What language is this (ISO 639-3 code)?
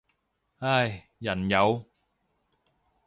yue